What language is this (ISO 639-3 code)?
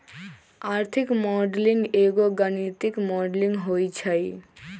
mag